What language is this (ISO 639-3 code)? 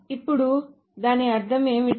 tel